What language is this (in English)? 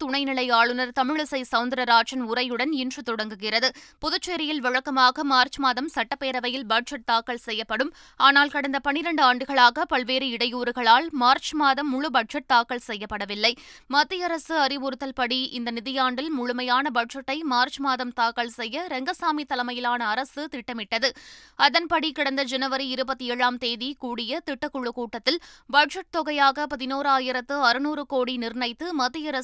Tamil